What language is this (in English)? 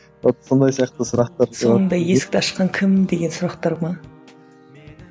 Kazakh